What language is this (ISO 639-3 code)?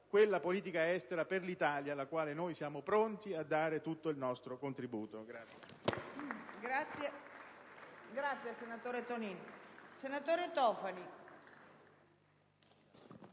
ita